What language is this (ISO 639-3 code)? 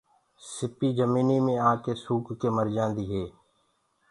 ggg